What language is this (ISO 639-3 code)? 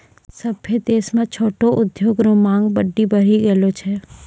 mai